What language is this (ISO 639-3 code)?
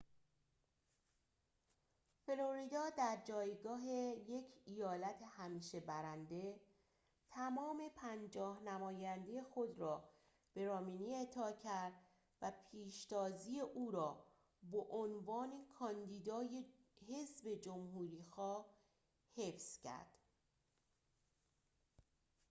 fas